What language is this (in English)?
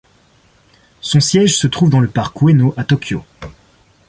French